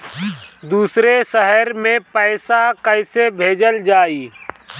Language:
Bhojpuri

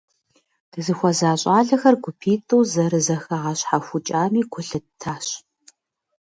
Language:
Kabardian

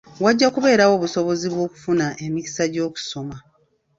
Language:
Ganda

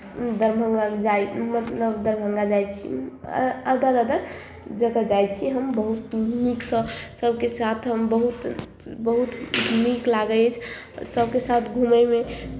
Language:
Maithili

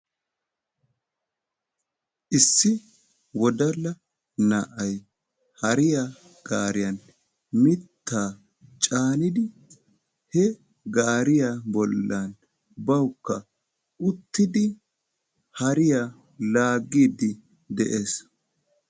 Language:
Wolaytta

